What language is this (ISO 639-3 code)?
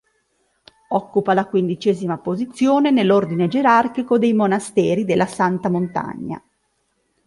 ita